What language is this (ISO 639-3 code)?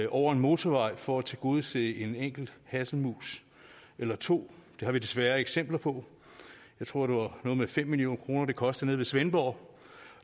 dan